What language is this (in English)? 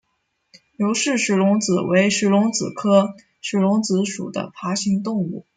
Chinese